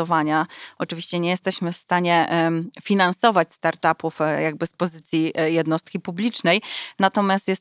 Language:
Polish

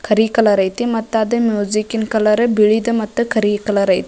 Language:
Kannada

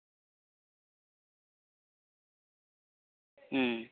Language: Santali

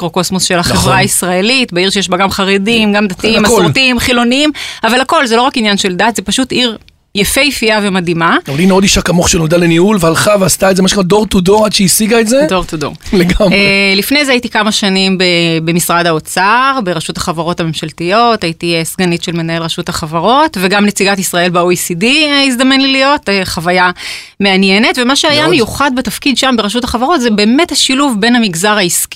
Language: Hebrew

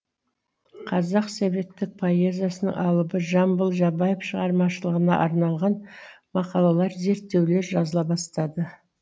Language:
Kazakh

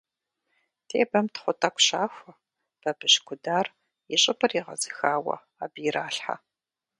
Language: Kabardian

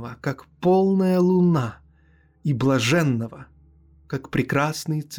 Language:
Russian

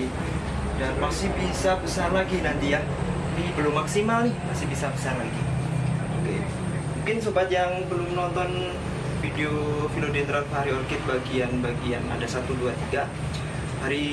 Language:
Indonesian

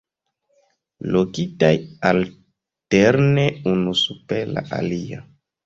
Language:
Esperanto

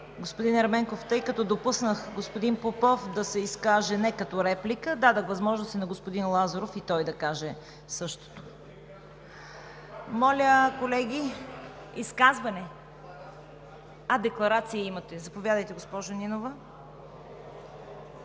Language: Bulgarian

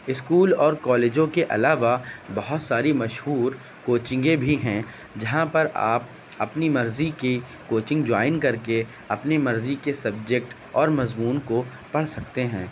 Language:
Urdu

